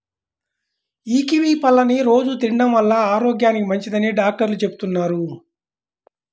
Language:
Telugu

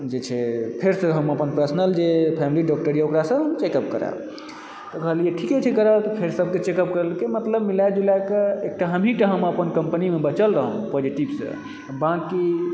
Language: Maithili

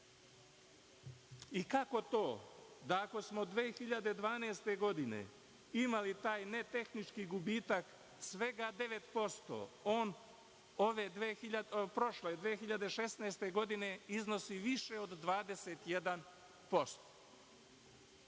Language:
Serbian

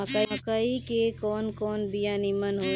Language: Bhojpuri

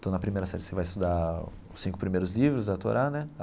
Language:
Portuguese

